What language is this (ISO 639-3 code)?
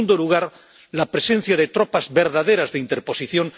spa